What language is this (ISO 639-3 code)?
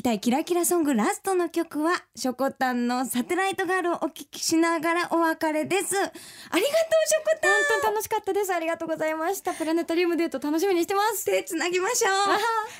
jpn